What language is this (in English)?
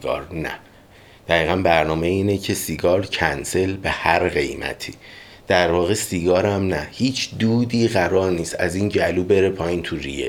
Persian